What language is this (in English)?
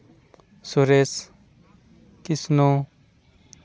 Santali